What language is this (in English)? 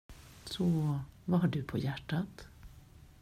Swedish